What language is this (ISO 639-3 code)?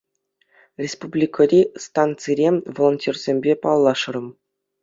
chv